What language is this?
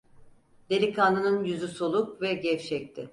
Turkish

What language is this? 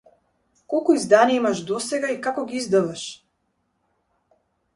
Macedonian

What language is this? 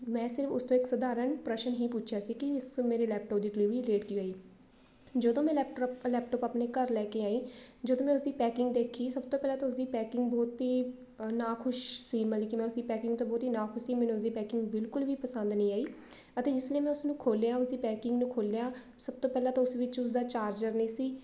Punjabi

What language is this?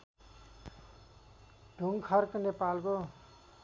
Nepali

